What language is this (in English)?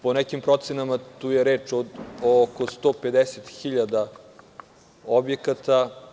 Serbian